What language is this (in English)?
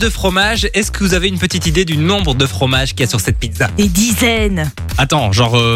French